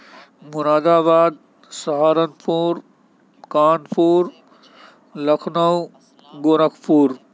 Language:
Urdu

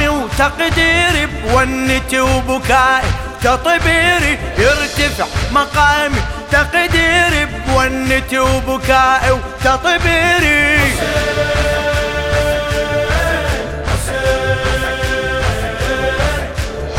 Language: Arabic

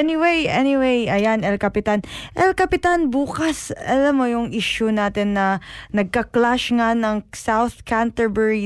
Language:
Filipino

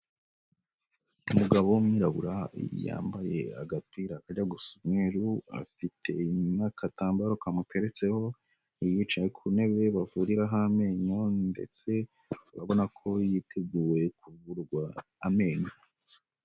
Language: Kinyarwanda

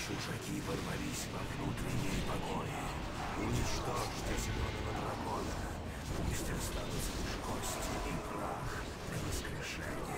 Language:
Russian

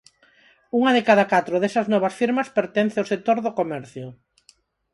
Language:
Galician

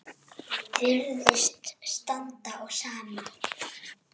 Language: Icelandic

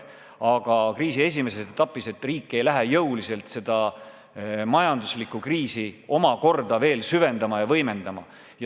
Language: Estonian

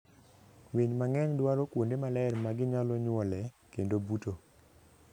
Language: Luo (Kenya and Tanzania)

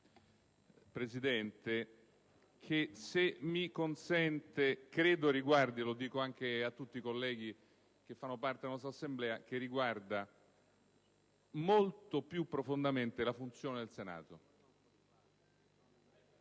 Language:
Italian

